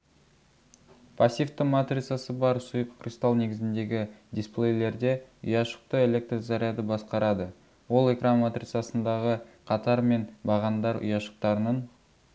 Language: Kazakh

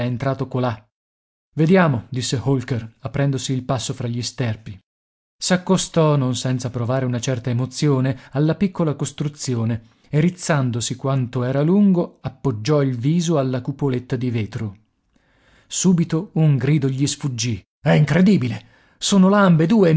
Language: Italian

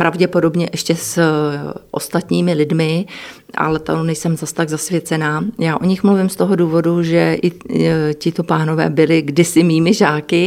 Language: Czech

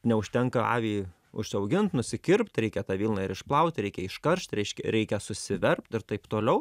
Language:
Lithuanian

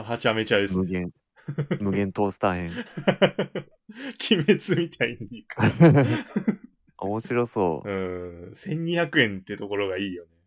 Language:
Japanese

